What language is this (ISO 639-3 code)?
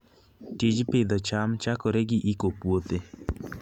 luo